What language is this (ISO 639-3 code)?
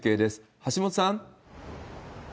jpn